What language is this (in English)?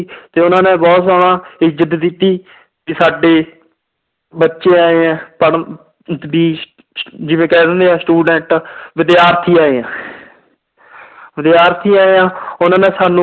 Punjabi